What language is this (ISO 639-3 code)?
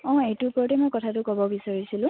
asm